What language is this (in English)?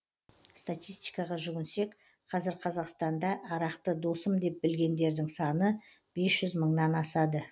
Kazakh